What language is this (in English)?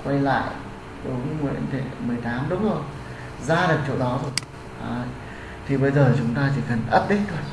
Vietnamese